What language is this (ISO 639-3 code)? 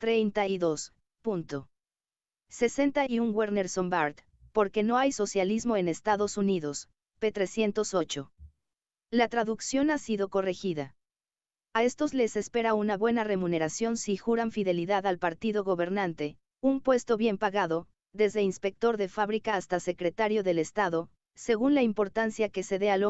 spa